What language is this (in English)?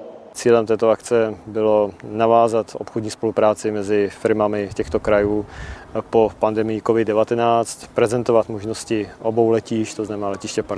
Czech